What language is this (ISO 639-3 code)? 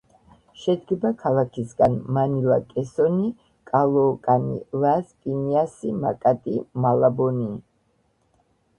kat